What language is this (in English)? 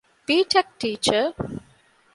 Divehi